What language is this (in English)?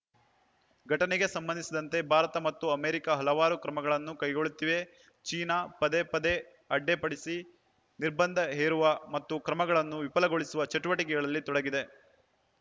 Kannada